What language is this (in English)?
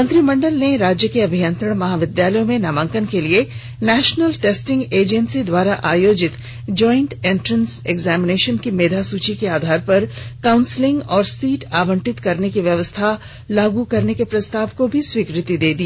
Hindi